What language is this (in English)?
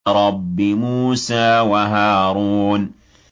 Arabic